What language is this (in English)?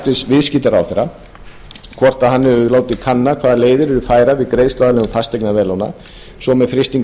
Icelandic